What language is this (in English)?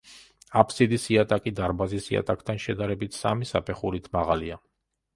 Georgian